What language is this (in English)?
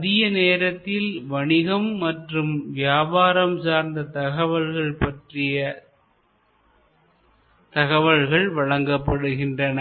Tamil